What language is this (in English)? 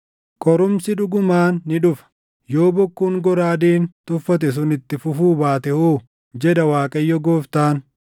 Oromo